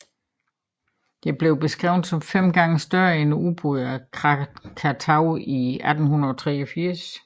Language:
Danish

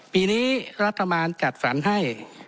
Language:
Thai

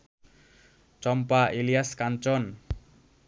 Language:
Bangla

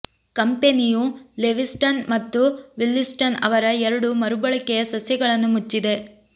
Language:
Kannada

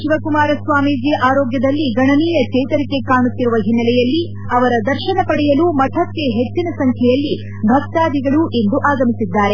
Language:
Kannada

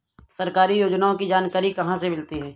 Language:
Hindi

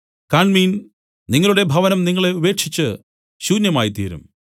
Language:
Malayalam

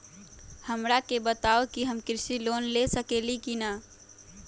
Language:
Magahi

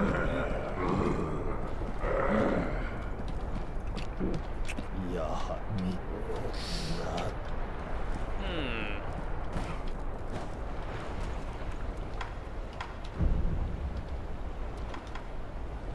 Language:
Korean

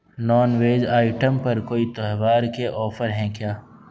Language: Urdu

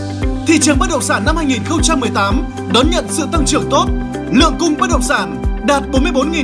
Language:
Vietnamese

